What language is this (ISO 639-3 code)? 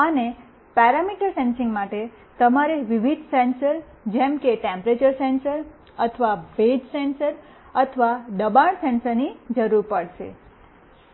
guj